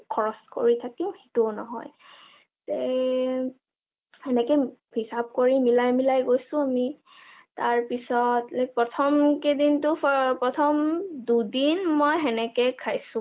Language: Assamese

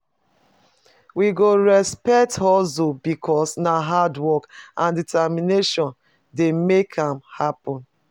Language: Nigerian Pidgin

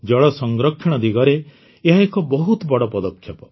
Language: Odia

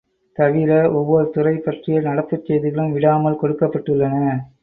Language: Tamil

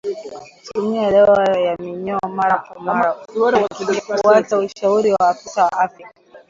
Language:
Swahili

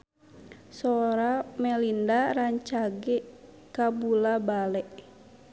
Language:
Sundanese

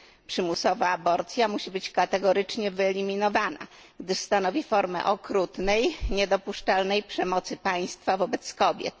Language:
Polish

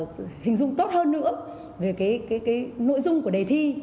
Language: Vietnamese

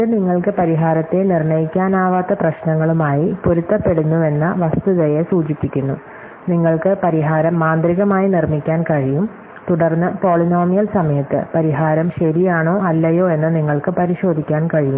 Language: Malayalam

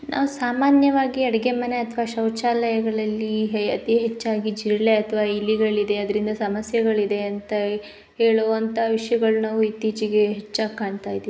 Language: Kannada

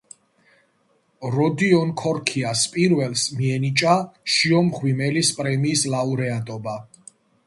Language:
Georgian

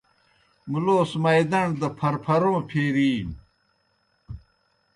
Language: Kohistani Shina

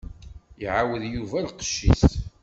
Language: Kabyle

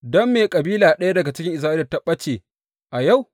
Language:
Hausa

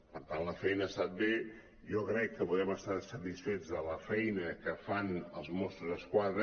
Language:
Catalan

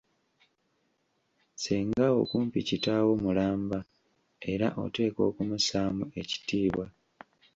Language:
Ganda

